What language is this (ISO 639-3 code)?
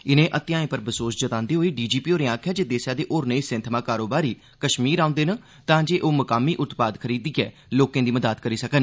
doi